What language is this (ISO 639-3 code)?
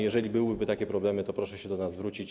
pol